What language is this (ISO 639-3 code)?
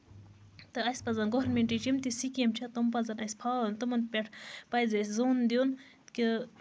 kas